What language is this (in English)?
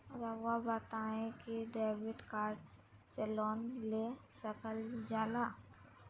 Magahi